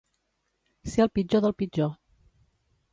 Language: Catalan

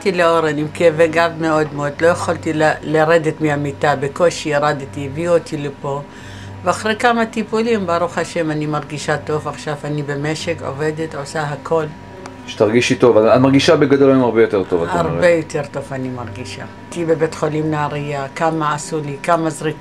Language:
Hebrew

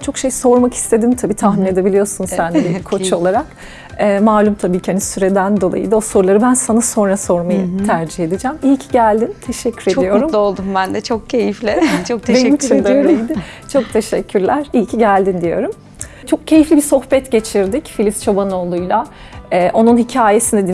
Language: Turkish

